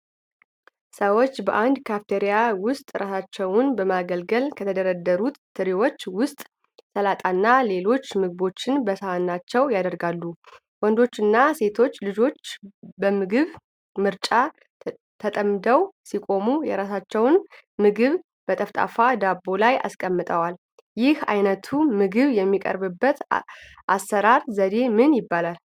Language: Amharic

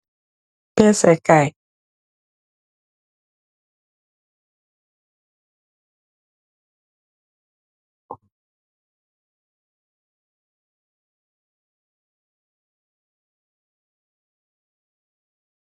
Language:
Wolof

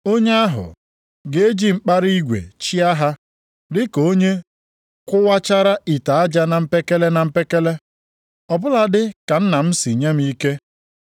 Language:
Igbo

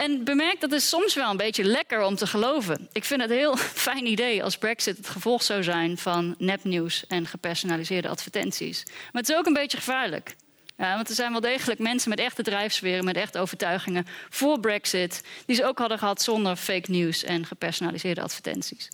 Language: Dutch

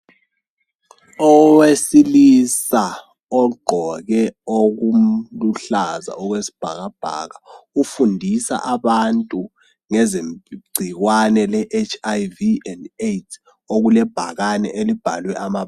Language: North Ndebele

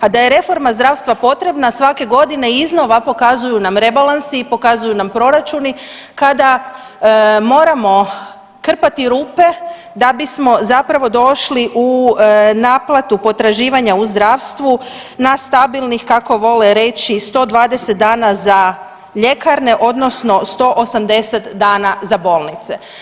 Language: Croatian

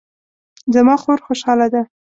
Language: Pashto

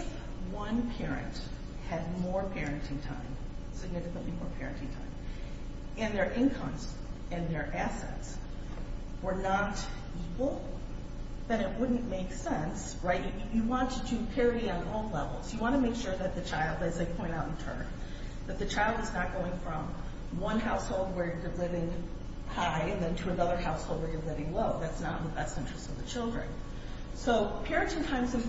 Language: English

